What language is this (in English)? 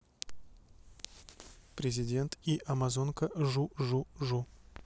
Russian